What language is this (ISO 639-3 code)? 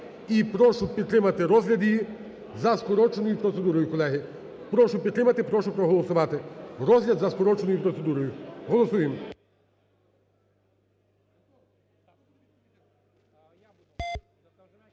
ukr